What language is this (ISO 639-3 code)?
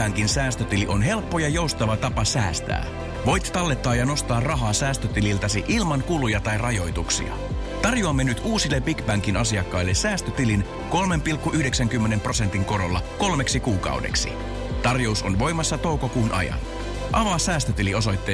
fin